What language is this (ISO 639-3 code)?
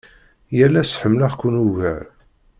kab